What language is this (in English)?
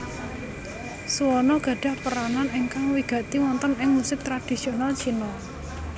Javanese